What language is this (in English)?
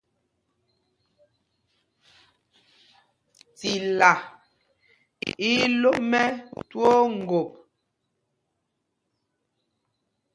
Mpumpong